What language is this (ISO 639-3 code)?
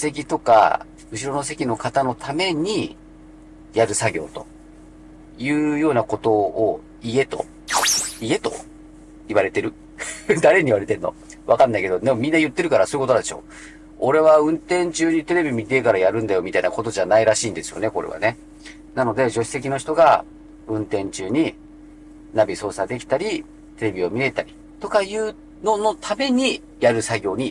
jpn